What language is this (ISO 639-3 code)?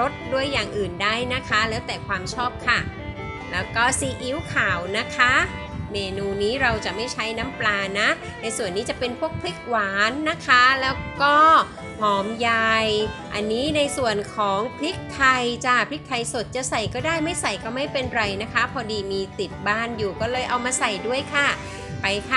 tha